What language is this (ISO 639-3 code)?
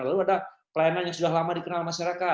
ind